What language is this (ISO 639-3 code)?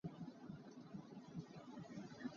cnh